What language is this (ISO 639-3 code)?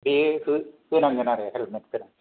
brx